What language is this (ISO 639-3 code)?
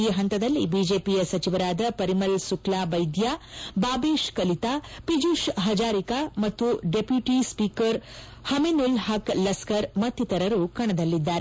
kan